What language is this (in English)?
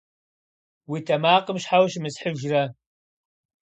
Kabardian